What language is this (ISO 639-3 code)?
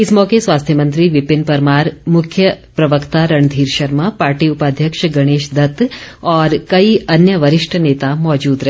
hin